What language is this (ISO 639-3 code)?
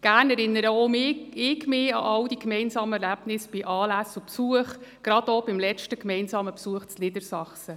gsw